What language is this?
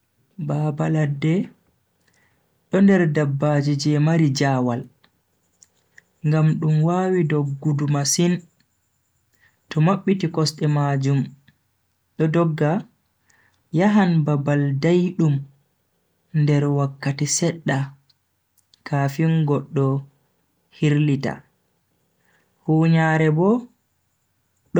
Bagirmi Fulfulde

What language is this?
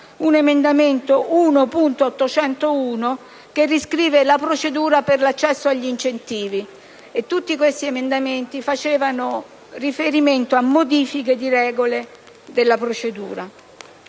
Italian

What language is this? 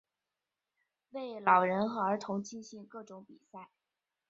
Chinese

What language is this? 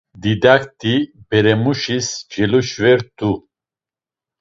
Laz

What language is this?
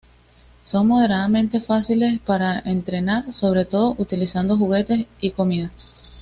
Spanish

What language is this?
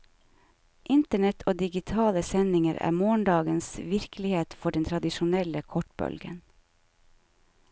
Norwegian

